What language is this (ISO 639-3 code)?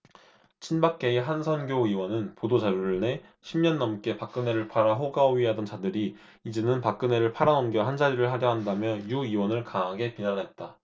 kor